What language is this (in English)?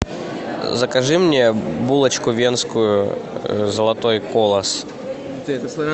Russian